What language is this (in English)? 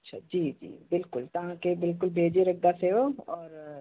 Sindhi